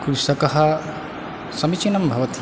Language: Sanskrit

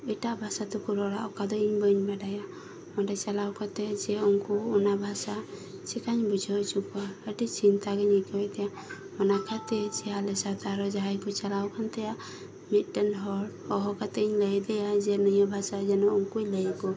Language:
Santali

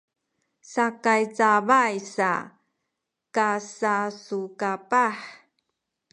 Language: Sakizaya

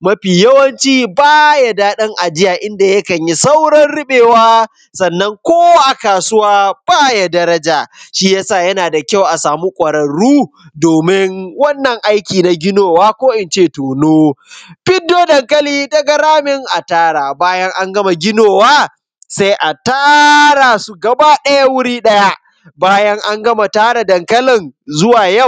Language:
Hausa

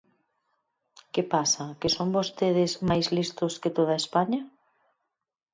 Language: Galician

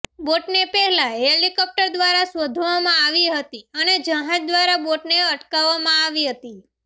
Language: Gujarati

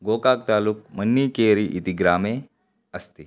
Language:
Sanskrit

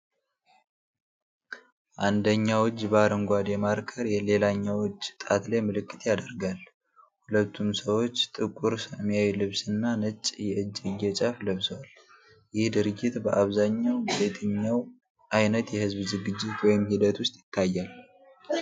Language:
Amharic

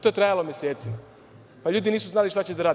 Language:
Serbian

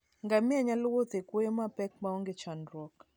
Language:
Luo (Kenya and Tanzania)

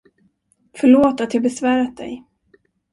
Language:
Swedish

